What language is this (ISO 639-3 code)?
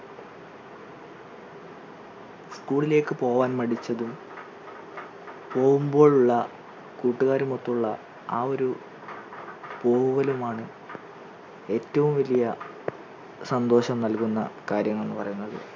mal